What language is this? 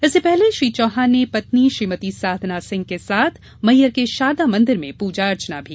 Hindi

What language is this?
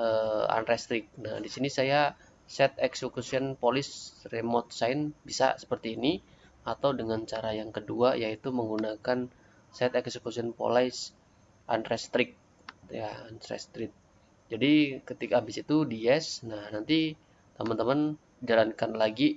Indonesian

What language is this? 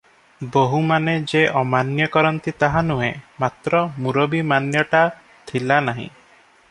Odia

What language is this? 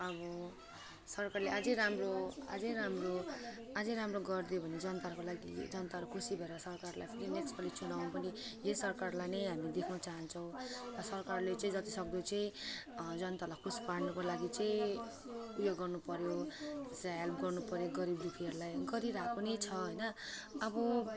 Nepali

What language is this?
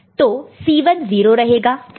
Hindi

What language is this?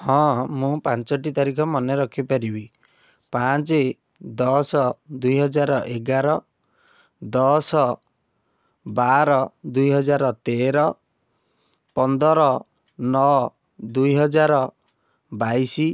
Odia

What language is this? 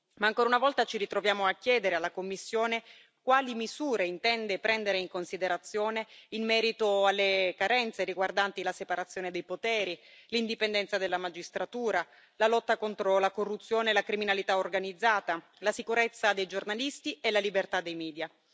Italian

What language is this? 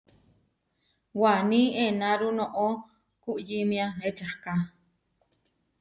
Huarijio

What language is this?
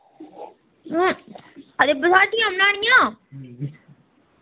Dogri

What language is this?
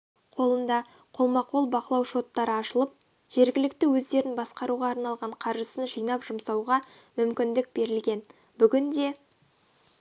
Kazakh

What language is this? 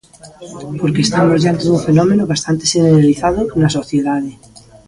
Galician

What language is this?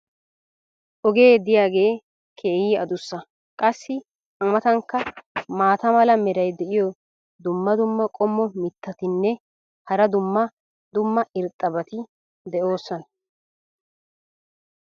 Wolaytta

